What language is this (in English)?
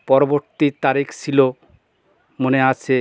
Bangla